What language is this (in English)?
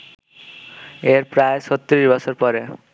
Bangla